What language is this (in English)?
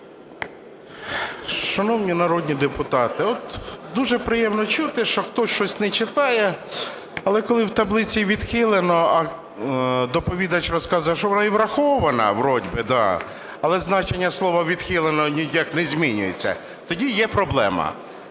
Ukrainian